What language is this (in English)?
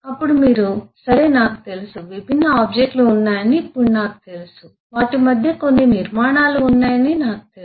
Telugu